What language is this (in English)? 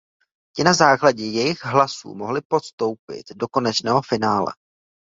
Czech